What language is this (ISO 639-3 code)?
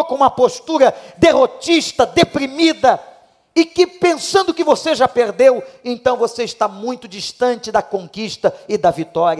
por